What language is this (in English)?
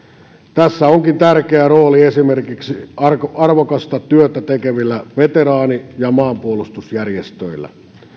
Finnish